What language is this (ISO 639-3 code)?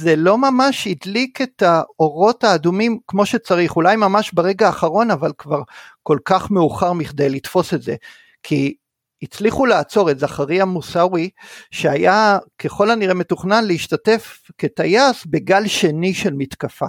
heb